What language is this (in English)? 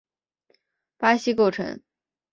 Chinese